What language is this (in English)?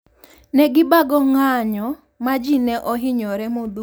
Luo (Kenya and Tanzania)